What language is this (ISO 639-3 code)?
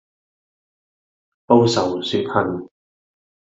yue